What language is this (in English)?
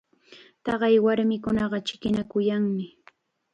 Chiquián Ancash Quechua